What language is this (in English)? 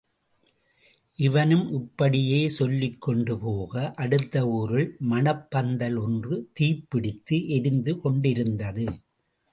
Tamil